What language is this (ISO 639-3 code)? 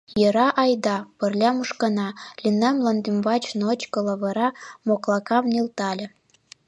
chm